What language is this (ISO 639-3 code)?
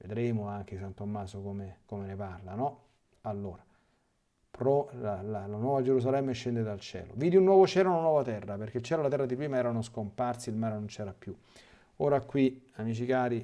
ita